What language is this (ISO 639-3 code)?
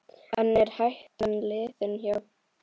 isl